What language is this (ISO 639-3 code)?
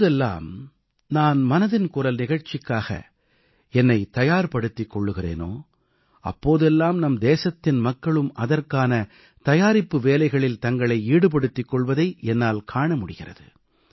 tam